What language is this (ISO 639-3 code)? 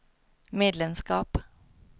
swe